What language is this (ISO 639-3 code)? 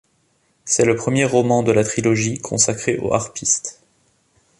fra